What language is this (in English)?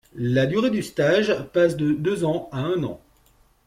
French